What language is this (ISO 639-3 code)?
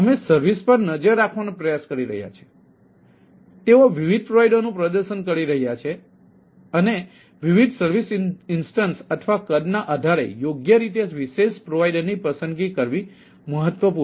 guj